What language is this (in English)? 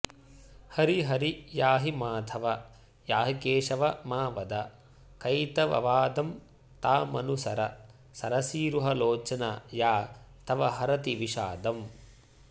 Sanskrit